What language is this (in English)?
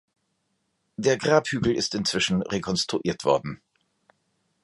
German